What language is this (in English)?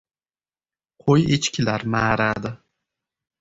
Uzbek